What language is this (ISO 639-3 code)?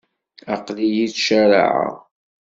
kab